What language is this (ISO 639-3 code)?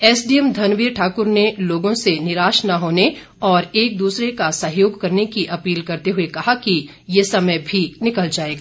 hin